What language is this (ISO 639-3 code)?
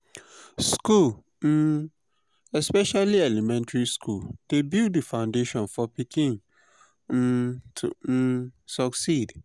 pcm